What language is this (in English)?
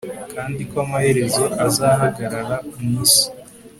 Kinyarwanda